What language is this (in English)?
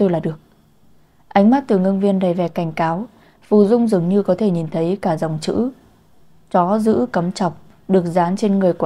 Vietnamese